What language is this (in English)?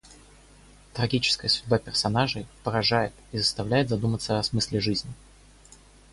Russian